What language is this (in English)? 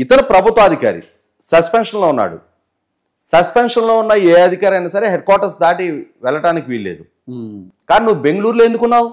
Telugu